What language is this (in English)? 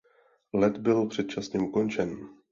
Czech